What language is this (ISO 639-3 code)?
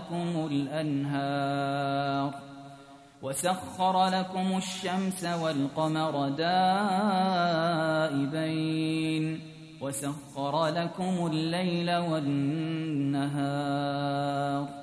ara